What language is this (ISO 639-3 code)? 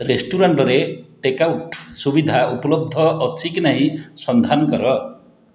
ori